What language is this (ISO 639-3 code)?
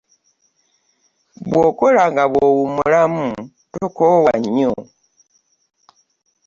lug